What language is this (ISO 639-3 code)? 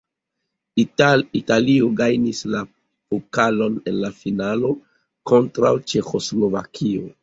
epo